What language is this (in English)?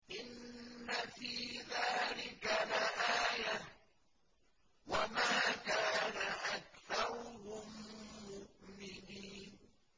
Arabic